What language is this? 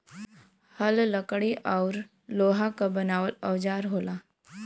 Bhojpuri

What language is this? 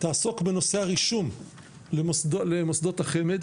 Hebrew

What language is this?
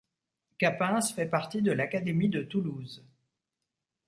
French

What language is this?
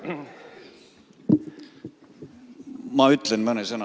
Estonian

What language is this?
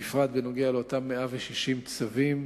Hebrew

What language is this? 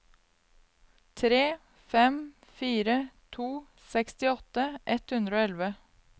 Norwegian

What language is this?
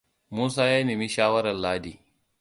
Hausa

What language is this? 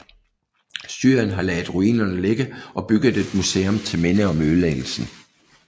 Danish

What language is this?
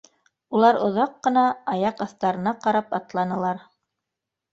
Bashkir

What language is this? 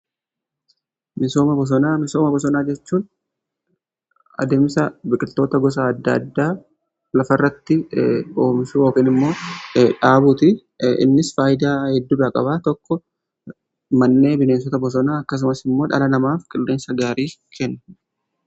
Oromo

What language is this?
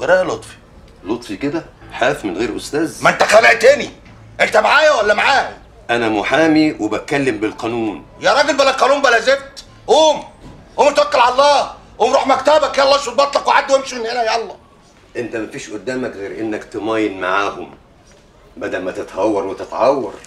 Arabic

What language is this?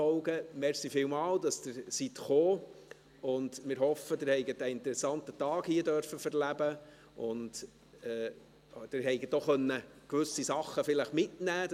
Swiss German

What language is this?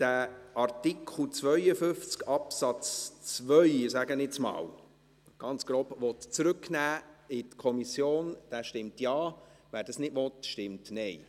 Swiss German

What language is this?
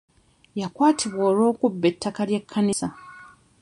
Ganda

